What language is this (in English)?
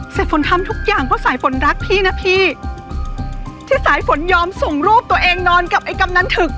Thai